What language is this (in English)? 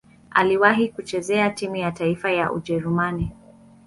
Swahili